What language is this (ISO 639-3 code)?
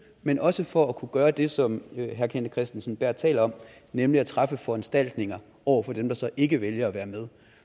dan